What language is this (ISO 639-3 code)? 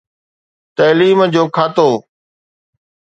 snd